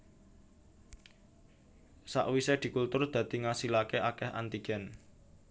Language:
Javanese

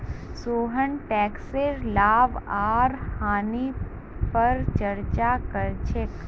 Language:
Magahi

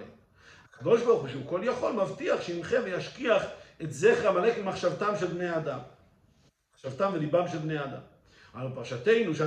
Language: Hebrew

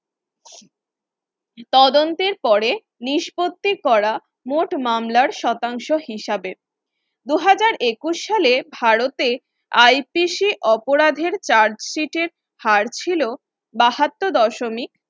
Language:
Bangla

